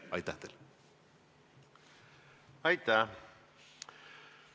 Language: Estonian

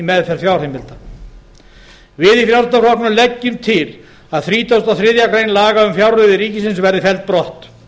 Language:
Icelandic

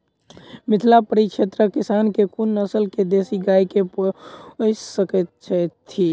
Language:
Maithili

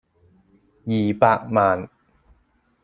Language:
Cantonese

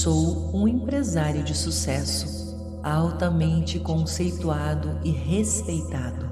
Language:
Portuguese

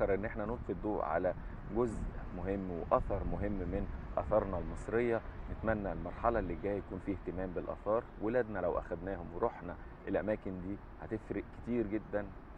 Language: Arabic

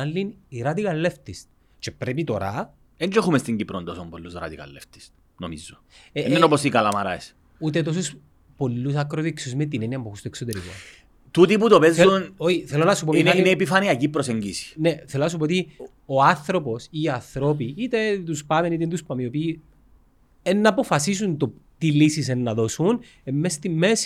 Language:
Greek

